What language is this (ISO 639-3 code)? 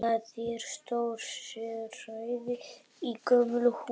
isl